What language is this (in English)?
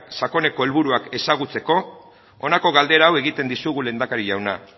Basque